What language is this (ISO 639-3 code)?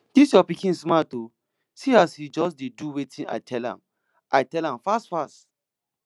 pcm